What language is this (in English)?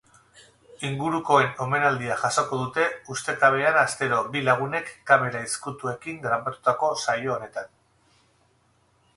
Basque